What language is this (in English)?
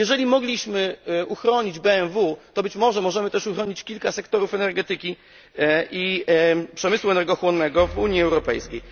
Polish